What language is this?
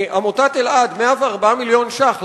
Hebrew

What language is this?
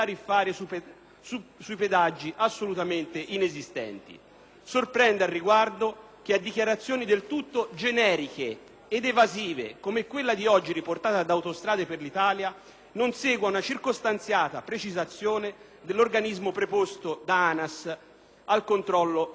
Italian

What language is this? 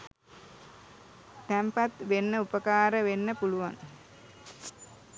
Sinhala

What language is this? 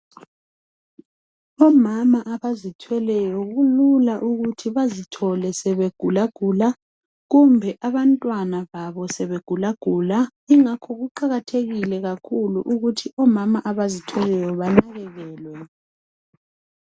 North Ndebele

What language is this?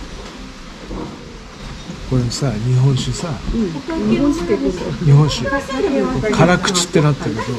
Japanese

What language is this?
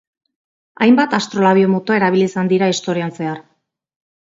Basque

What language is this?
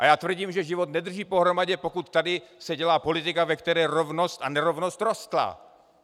Czech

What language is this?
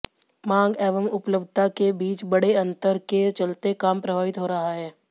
Hindi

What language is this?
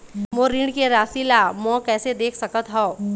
Chhattisgarhi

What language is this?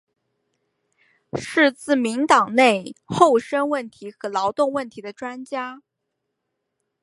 Chinese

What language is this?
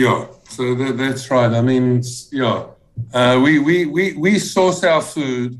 English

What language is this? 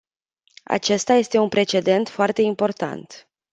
Romanian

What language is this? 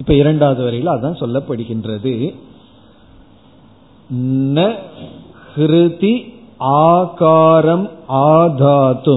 Tamil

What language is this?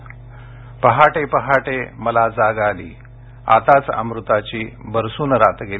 Marathi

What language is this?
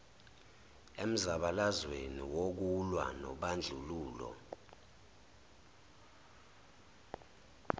Zulu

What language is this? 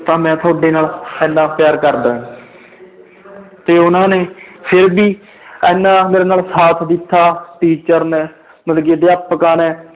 Punjabi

